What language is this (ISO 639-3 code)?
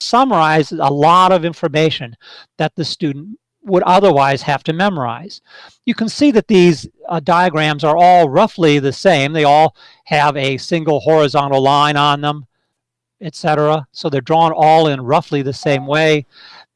eng